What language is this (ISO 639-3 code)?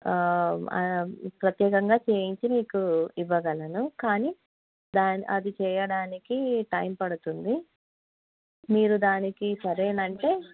tel